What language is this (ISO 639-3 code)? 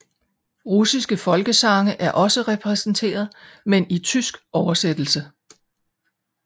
dan